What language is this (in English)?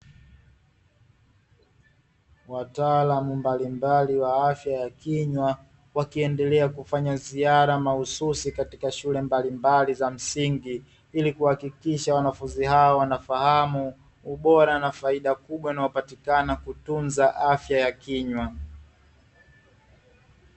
Swahili